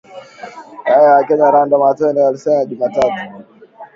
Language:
Swahili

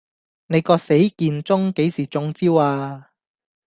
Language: Cantonese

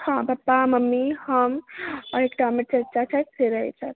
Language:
Maithili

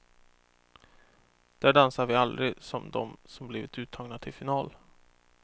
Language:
Swedish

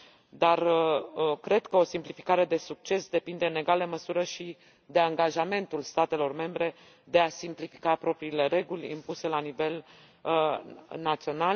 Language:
Romanian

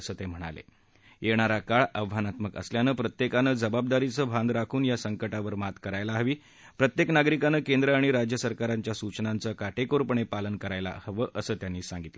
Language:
Marathi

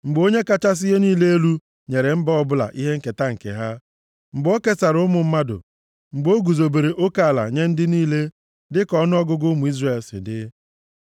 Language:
Igbo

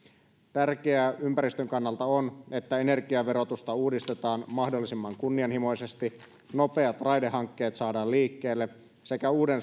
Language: Finnish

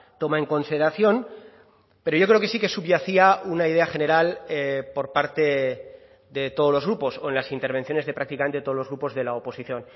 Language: Spanish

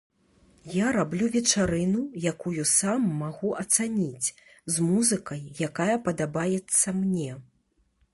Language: Belarusian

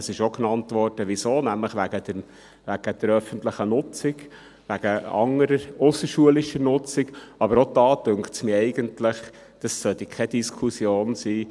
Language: Swiss German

